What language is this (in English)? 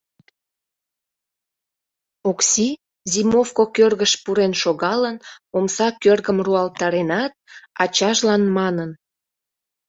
Mari